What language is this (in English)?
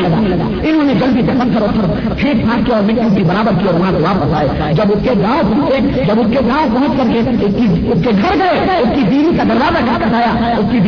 Urdu